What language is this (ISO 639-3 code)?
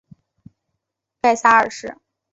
zho